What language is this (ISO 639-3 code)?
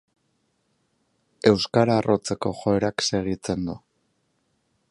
eus